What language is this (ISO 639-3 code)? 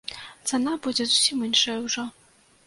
bel